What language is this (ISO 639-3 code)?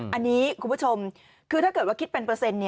tha